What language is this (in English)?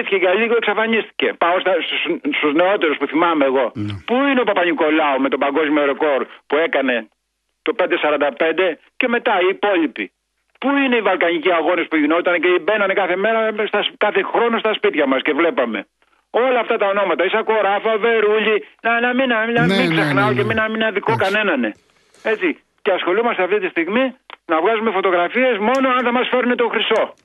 Greek